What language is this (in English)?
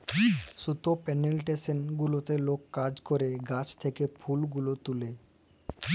Bangla